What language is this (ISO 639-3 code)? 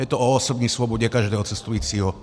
ces